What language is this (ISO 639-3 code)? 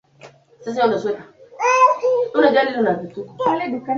swa